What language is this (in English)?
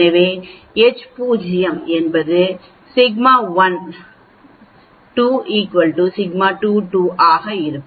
Tamil